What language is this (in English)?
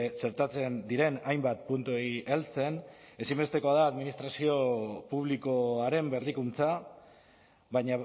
Basque